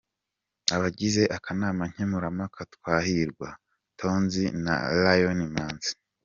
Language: Kinyarwanda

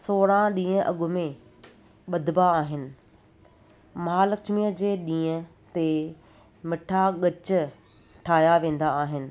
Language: Sindhi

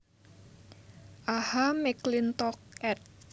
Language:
Javanese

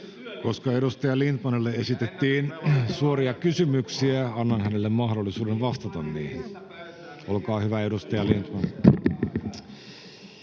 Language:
Finnish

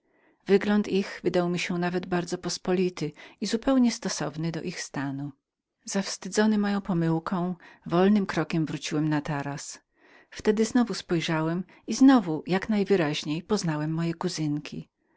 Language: Polish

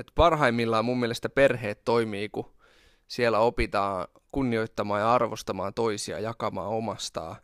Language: Finnish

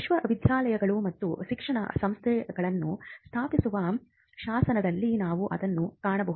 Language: Kannada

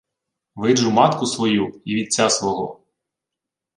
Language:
Ukrainian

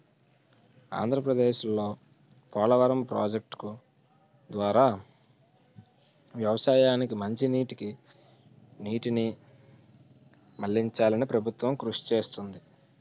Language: Telugu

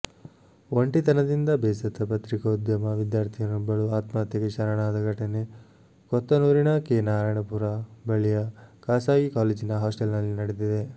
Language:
Kannada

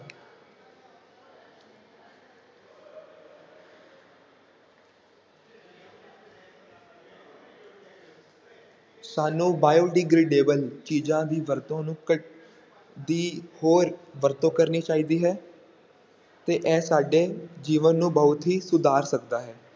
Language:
Punjabi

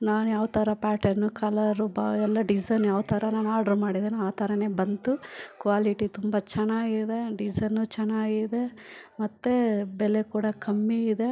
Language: Kannada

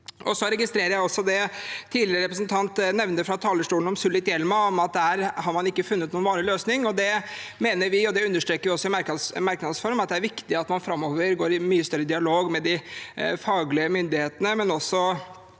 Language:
Norwegian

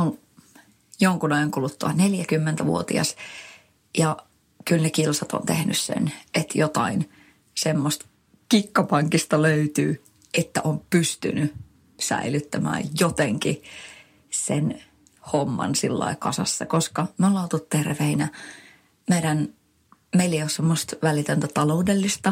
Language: Finnish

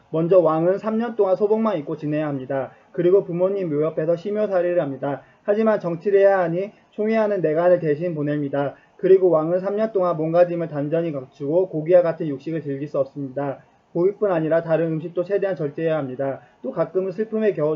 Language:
Korean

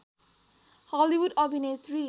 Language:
Nepali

